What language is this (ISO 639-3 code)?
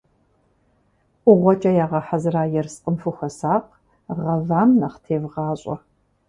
kbd